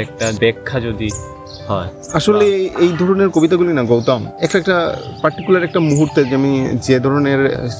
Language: Bangla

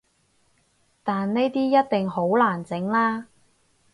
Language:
Cantonese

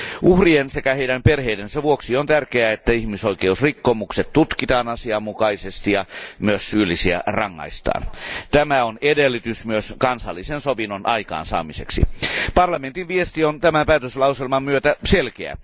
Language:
Finnish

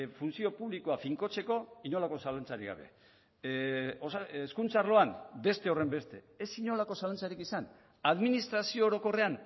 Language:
Basque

